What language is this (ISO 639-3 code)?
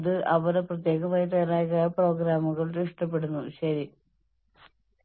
mal